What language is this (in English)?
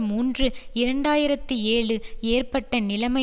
Tamil